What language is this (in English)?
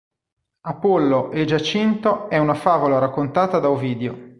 Italian